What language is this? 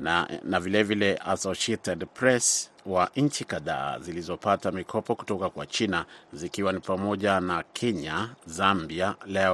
Swahili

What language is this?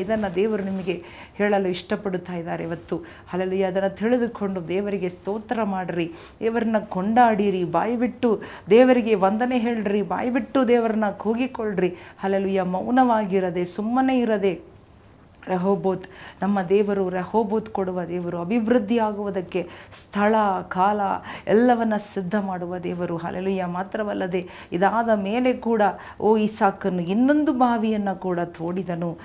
Kannada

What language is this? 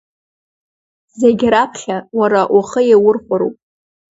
Abkhazian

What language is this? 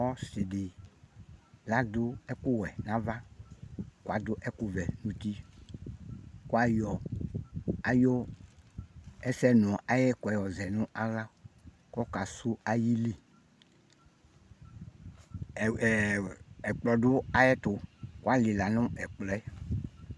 Ikposo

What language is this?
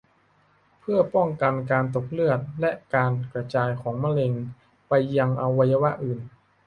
Thai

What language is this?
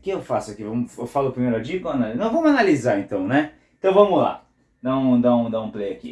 Portuguese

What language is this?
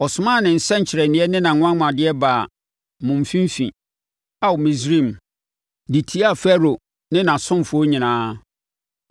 Akan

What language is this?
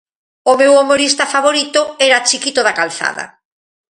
Galician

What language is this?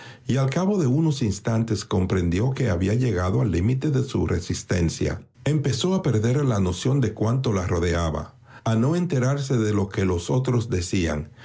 Spanish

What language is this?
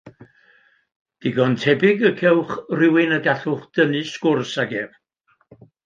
Welsh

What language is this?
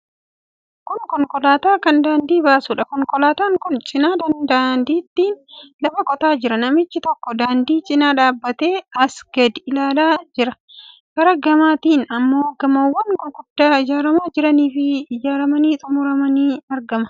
Oromo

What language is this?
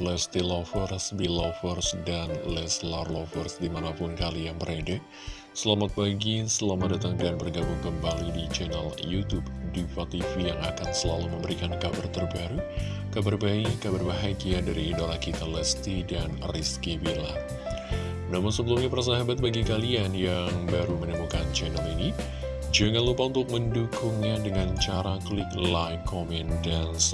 Indonesian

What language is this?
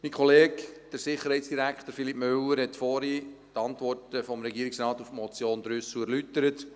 Swiss German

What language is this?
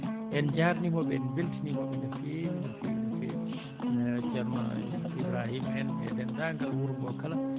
Fula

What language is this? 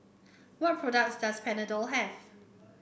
English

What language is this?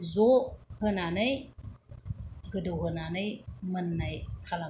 Bodo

